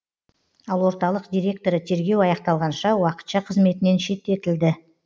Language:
Kazakh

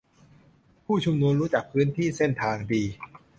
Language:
Thai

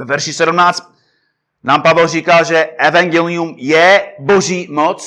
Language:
Czech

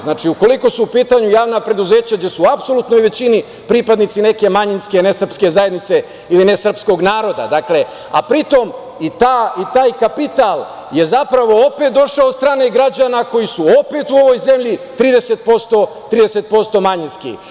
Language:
Serbian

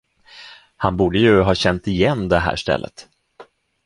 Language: Swedish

